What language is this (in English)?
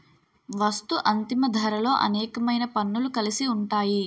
Telugu